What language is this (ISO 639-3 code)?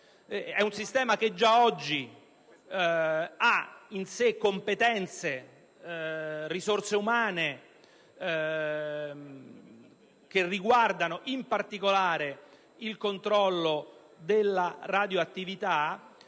ita